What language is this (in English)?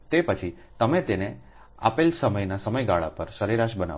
Gujarati